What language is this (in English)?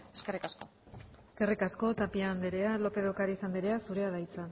Basque